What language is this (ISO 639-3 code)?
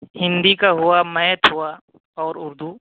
urd